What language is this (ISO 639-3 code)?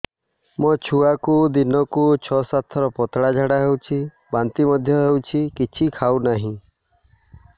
ori